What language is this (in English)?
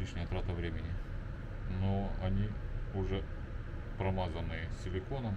Russian